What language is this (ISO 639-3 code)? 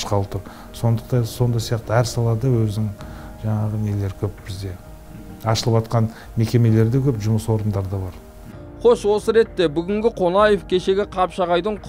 tur